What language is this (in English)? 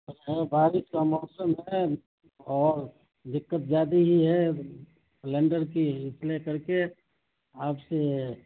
Urdu